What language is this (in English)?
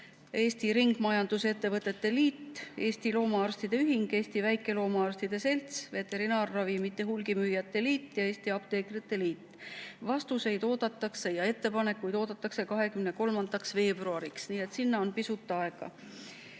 Estonian